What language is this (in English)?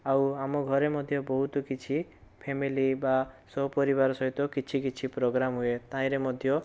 Odia